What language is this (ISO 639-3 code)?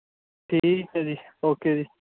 pan